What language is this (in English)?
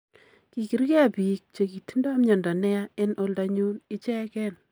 Kalenjin